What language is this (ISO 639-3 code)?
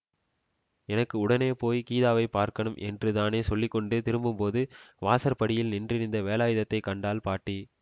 tam